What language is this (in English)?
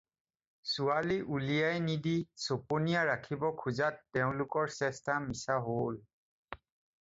Assamese